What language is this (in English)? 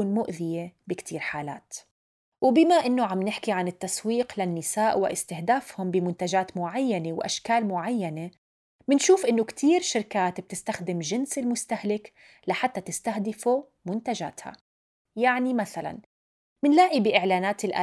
Arabic